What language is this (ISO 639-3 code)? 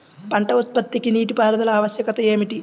tel